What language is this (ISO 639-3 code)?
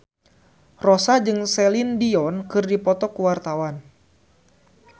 sun